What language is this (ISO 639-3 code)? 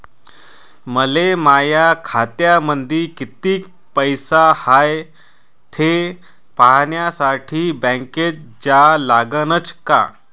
mar